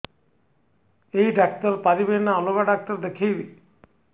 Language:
Odia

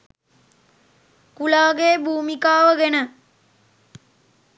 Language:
Sinhala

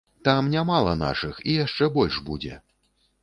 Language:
Belarusian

